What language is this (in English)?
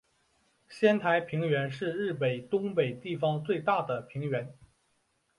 Chinese